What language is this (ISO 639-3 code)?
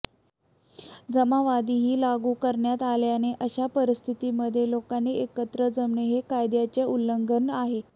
mar